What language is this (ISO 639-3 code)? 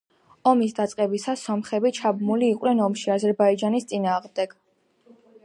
kat